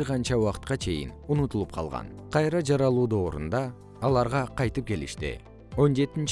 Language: Kyrgyz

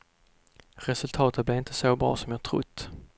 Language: Swedish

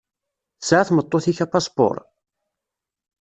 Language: Kabyle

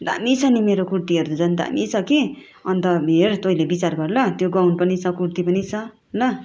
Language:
Nepali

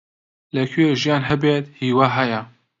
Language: Central Kurdish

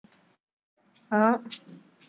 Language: Punjabi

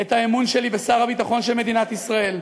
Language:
Hebrew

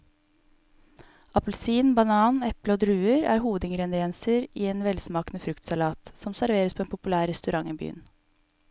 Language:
Norwegian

